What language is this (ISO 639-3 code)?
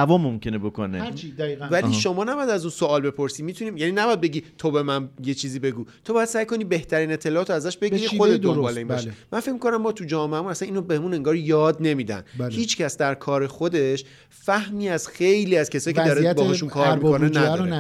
fas